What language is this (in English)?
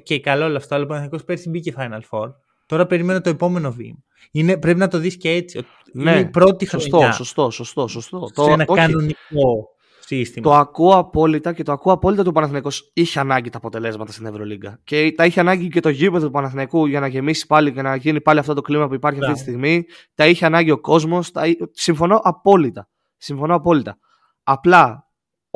Greek